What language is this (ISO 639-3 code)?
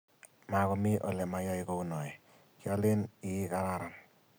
kln